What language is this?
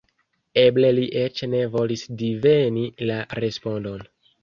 Esperanto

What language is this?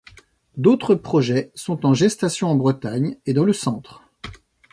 French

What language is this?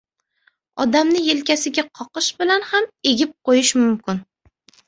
Uzbek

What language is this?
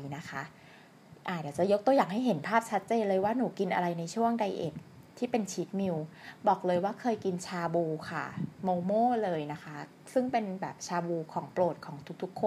Thai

